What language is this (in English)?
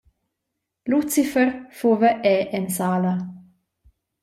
Romansh